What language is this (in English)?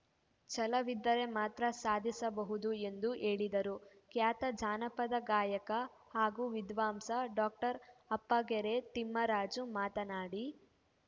Kannada